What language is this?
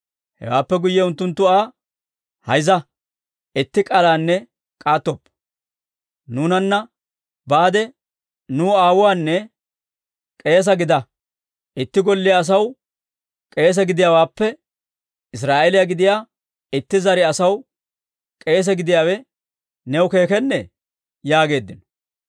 Dawro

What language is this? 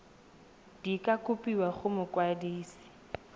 Tswana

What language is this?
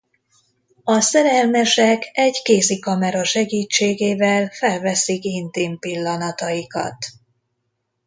Hungarian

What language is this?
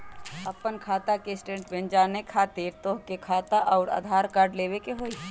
Magahi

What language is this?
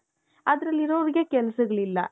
Kannada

